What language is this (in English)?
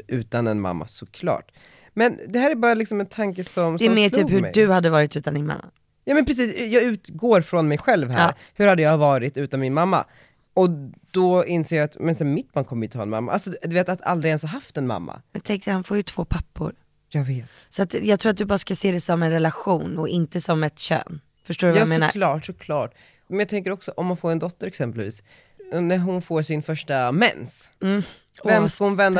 Swedish